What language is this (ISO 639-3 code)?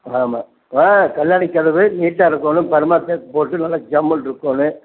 tam